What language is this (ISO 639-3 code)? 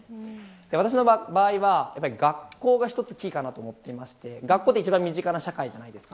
jpn